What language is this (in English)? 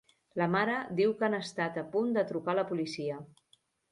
Catalan